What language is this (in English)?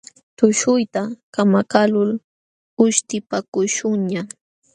Jauja Wanca Quechua